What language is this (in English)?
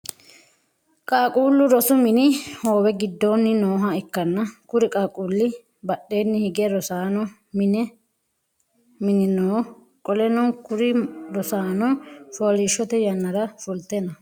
Sidamo